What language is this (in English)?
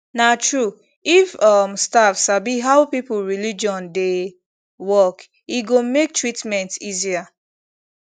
Nigerian Pidgin